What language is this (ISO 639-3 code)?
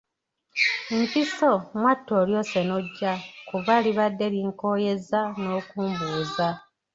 lug